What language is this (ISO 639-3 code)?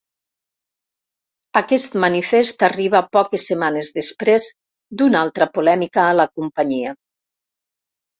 cat